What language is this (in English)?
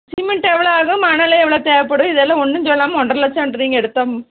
Tamil